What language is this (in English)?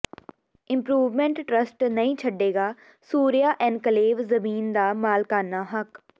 Punjabi